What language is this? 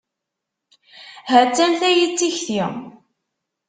Kabyle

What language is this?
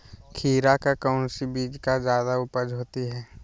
Magahi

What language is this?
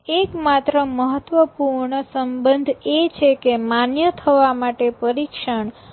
Gujarati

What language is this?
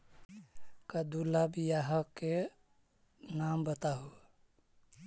Magahi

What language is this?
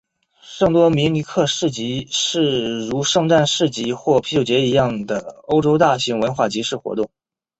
Chinese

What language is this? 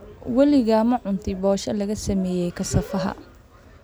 Somali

